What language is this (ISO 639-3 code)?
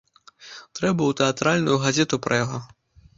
bel